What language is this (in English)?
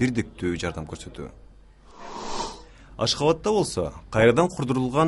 Turkish